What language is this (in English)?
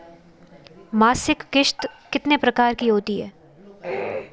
Hindi